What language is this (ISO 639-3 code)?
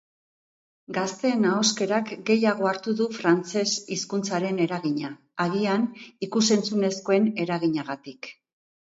eus